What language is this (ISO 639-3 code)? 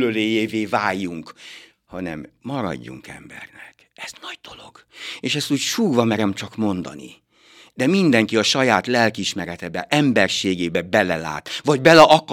hun